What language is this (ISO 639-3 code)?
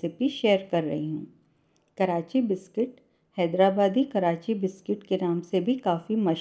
hin